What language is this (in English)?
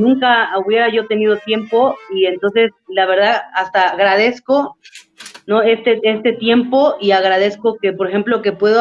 Spanish